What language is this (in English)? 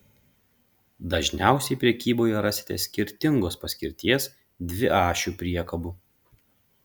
Lithuanian